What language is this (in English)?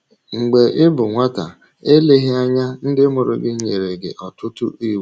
Igbo